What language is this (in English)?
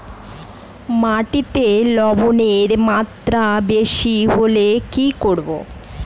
Bangla